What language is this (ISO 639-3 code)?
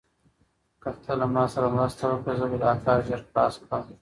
pus